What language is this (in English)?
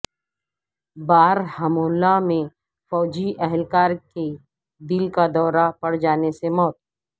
Urdu